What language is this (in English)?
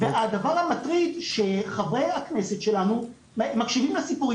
Hebrew